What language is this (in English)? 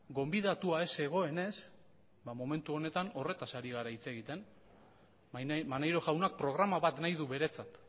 Basque